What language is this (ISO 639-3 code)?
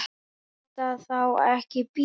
isl